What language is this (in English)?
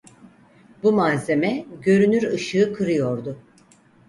Turkish